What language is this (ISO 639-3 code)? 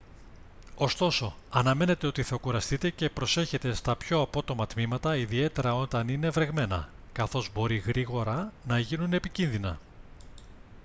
ell